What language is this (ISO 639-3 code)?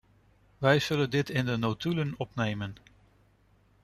nld